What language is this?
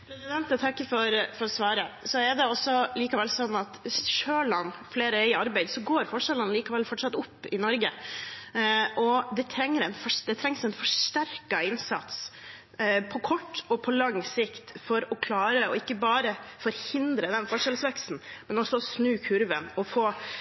Norwegian Bokmål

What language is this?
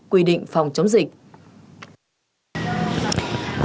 Vietnamese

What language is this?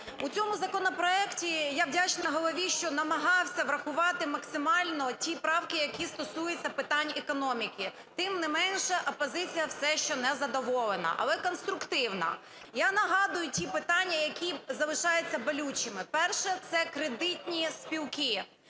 Ukrainian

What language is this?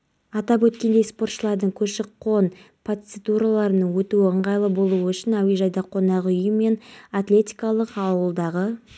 Kazakh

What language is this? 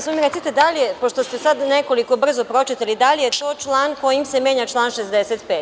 Serbian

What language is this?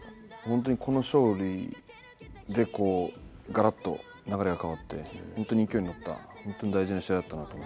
Japanese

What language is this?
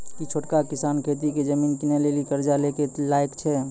Maithili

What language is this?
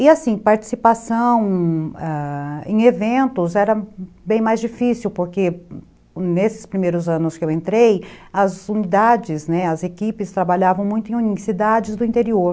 Portuguese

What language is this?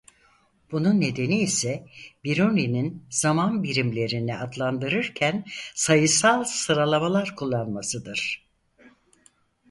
Turkish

